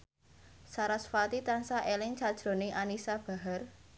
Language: Javanese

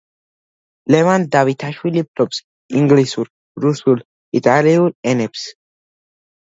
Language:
Georgian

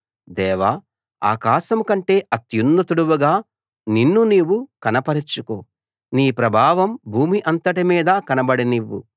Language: Telugu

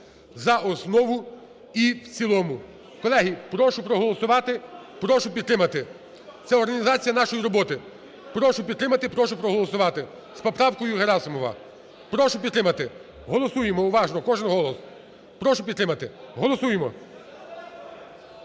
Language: Ukrainian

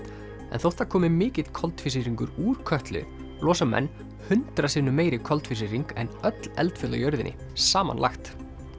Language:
Icelandic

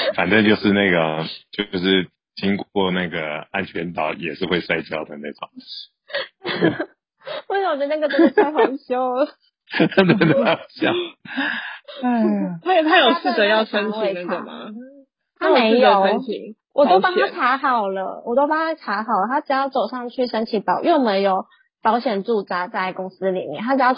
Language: Chinese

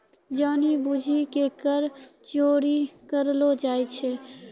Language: Maithili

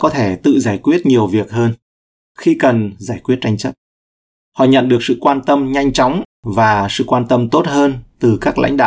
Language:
Vietnamese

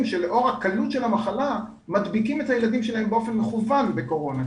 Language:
Hebrew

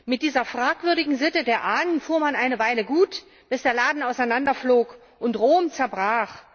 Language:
German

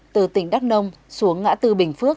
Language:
Vietnamese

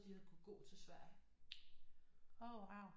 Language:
Danish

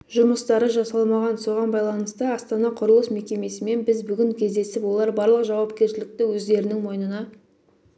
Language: Kazakh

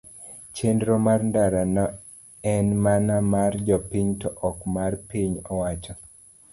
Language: Luo (Kenya and Tanzania)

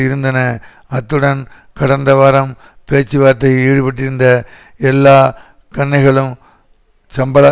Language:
Tamil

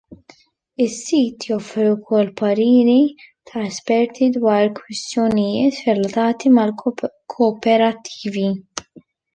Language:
Maltese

